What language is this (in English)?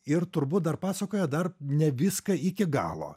Lithuanian